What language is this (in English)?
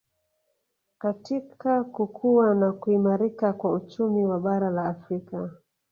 Swahili